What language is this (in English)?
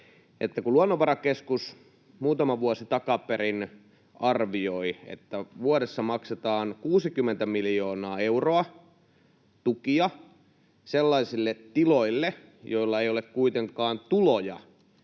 Finnish